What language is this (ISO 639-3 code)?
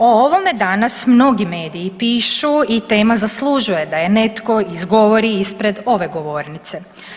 hrv